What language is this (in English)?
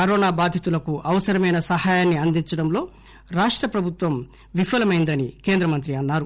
Telugu